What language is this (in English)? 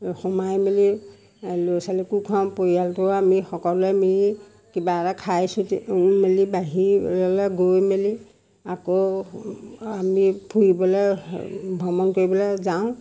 Assamese